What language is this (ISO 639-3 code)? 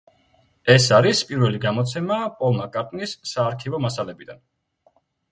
kat